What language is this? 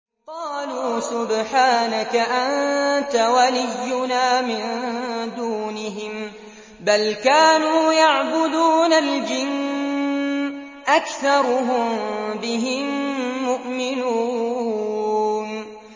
Arabic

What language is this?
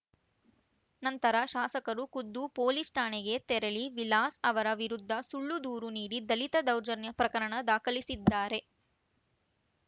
Kannada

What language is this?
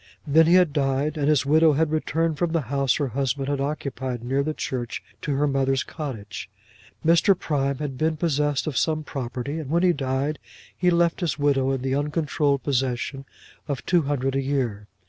English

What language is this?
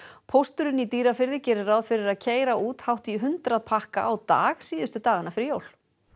Icelandic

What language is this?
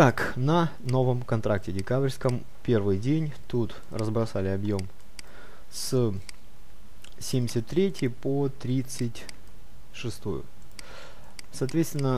Russian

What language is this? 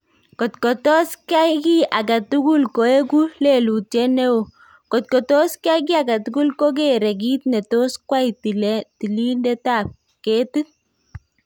Kalenjin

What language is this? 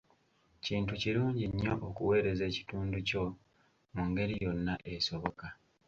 Ganda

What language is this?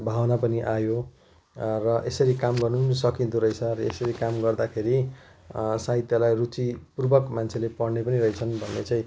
Nepali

